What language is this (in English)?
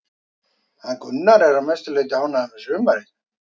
Icelandic